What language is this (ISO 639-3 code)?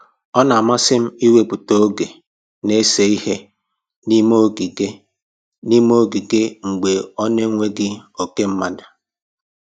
ibo